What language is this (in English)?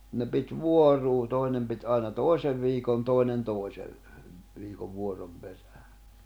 Finnish